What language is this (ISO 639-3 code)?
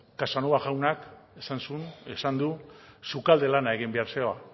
eus